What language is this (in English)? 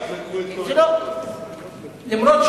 Hebrew